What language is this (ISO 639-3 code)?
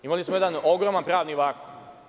srp